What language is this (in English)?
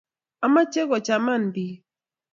Kalenjin